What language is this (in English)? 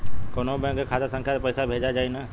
Bhojpuri